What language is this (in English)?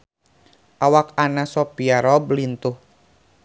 Sundanese